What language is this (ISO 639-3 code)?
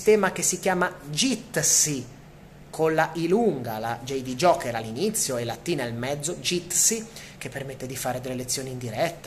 ita